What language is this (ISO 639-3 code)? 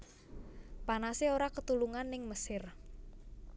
jav